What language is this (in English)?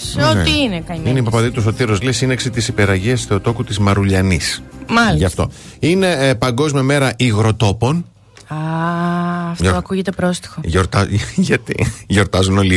Greek